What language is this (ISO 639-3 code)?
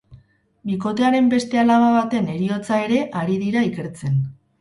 eus